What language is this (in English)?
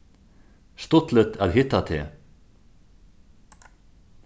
Faroese